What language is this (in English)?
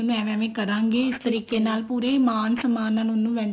Punjabi